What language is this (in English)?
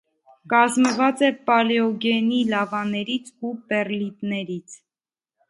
Armenian